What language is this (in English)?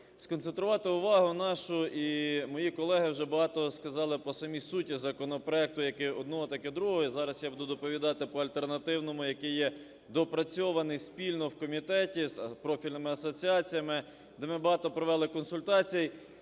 Ukrainian